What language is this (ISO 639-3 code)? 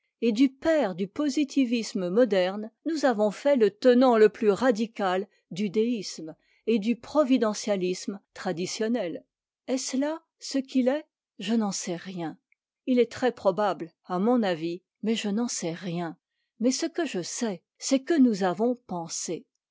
fra